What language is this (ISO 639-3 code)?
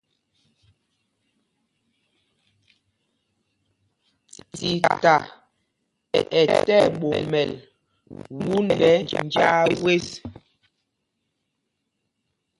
mgg